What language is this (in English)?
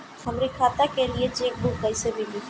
Bhojpuri